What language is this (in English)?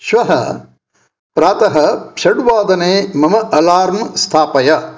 Sanskrit